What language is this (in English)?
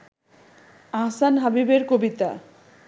Bangla